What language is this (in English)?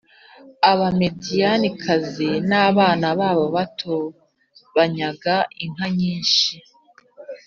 Kinyarwanda